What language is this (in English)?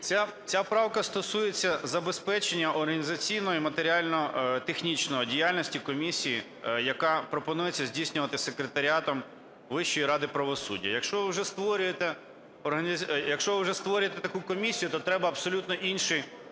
Ukrainian